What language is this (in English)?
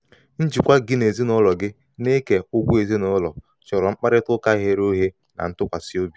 Igbo